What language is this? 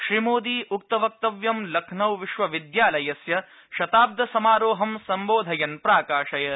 Sanskrit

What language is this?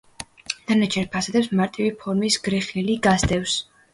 Georgian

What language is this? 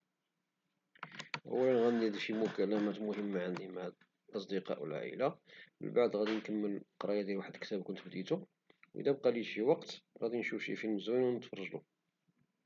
Moroccan Arabic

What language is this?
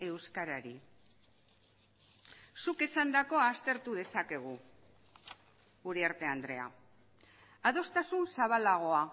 Basque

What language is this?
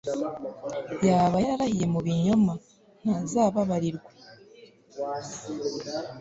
Kinyarwanda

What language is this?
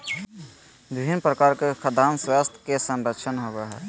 Magahi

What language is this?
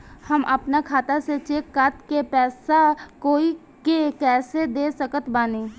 Bhojpuri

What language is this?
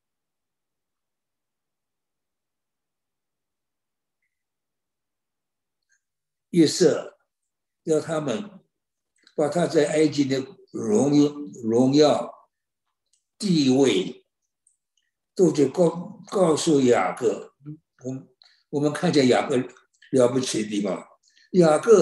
Chinese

